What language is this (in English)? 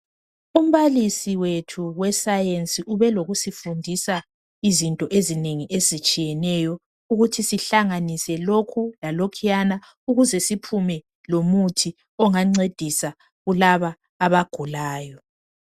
North Ndebele